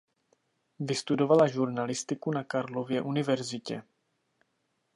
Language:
Czech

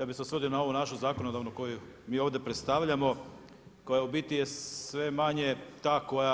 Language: Croatian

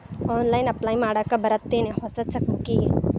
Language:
Kannada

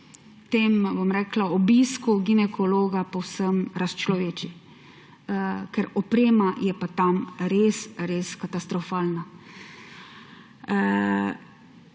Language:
Slovenian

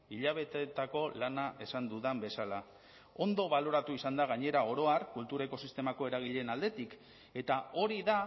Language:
Basque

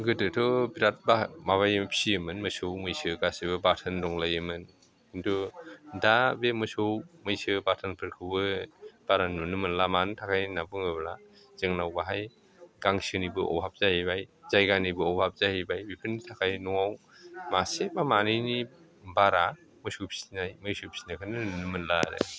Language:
Bodo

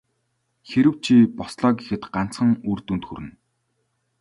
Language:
Mongolian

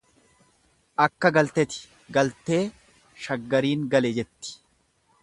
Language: Oromo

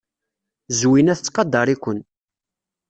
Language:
Kabyle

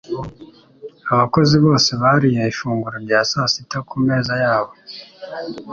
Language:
Kinyarwanda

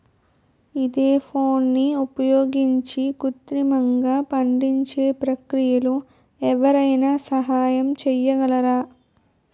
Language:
Telugu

